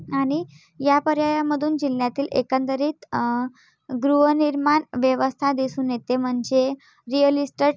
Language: Marathi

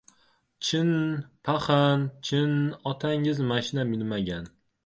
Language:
Uzbek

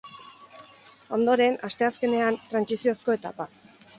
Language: Basque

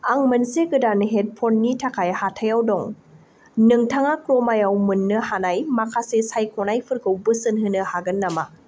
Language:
Bodo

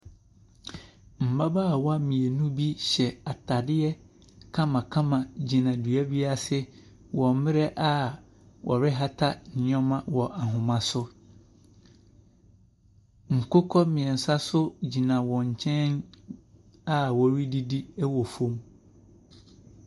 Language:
Akan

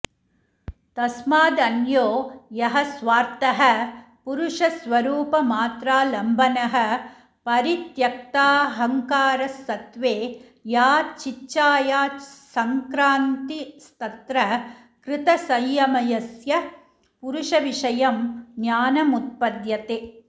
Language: Sanskrit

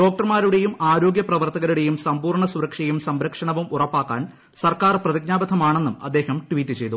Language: Malayalam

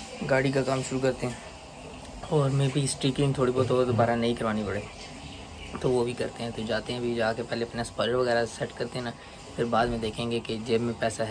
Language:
Hindi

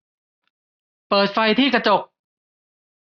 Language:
Thai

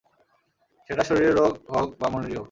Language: Bangla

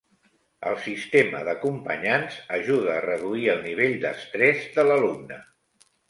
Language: Catalan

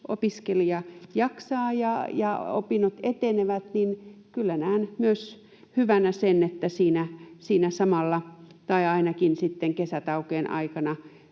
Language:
Finnish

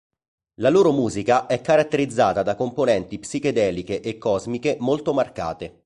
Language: Italian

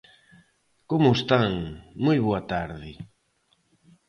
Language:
Galician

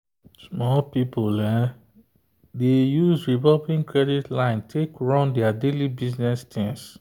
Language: Nigerian Pidgin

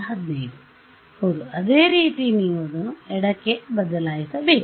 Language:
Kannada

